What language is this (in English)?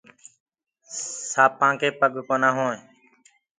Gurgula